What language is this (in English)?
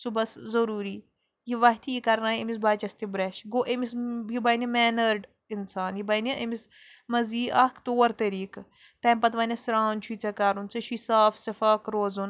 Kashmiri